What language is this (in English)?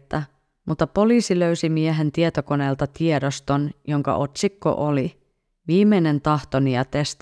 Finnish